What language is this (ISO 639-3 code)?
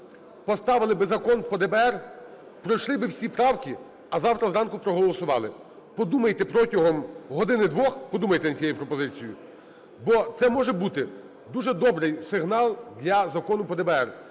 ukr